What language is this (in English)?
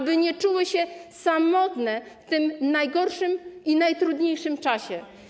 Polish